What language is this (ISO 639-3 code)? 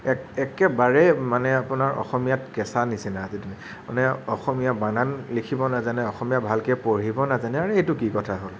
asm